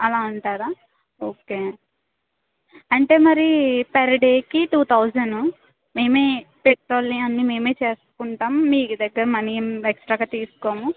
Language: Telugu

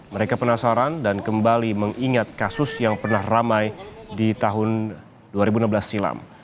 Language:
Indonesian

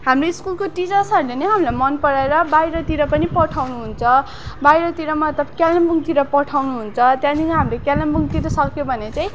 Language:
Nepali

